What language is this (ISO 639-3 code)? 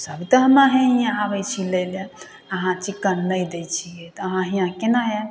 mai